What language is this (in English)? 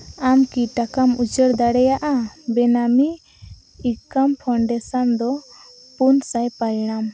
Santali